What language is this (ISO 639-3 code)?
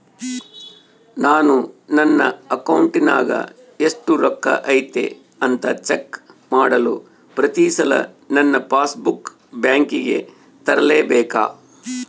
kan